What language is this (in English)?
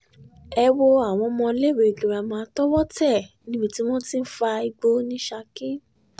Yoruba